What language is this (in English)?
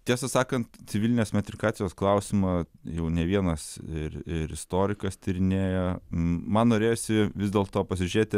Lithuanian